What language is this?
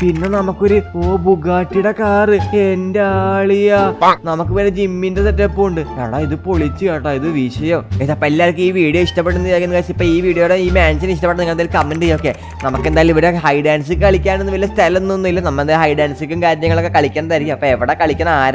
Thai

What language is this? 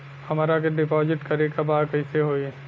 Bhojpuri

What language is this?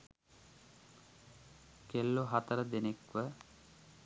Sinhala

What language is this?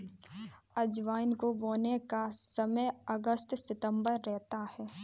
Hindi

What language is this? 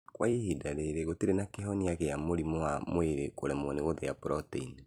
Kikuyu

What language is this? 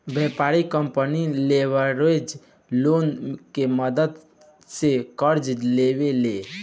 Bhojpuri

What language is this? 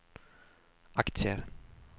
Swedish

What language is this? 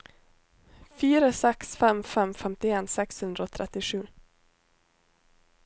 Norwegian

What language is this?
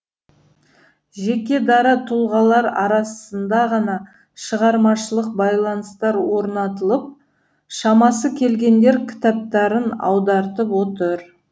Kazakh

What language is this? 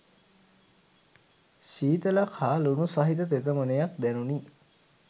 Sinhala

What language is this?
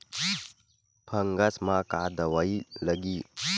Chhattisgarhi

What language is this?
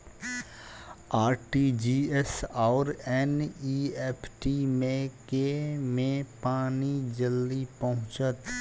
Maithili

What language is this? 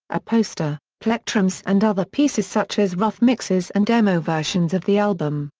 English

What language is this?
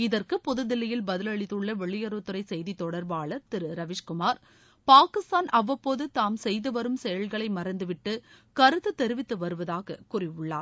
Tamil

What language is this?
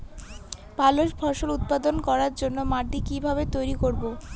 Bangla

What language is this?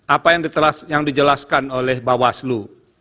Indonesian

